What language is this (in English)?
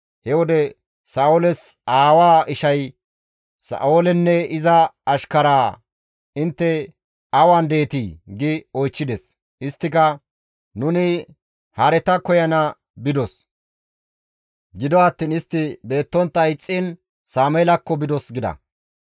Gamo